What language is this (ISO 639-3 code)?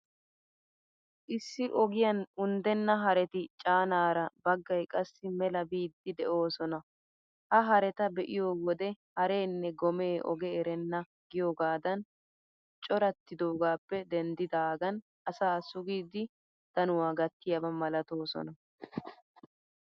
wal